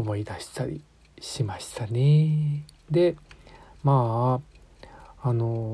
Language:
Japanese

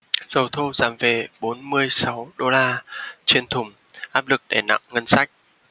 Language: Vietnamese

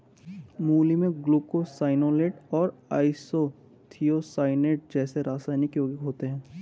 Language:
Hindi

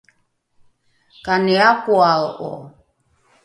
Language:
Rukai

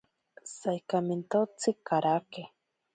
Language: Ashéninka Perené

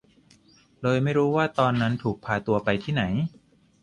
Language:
Thai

